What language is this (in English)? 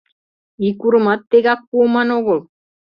Mari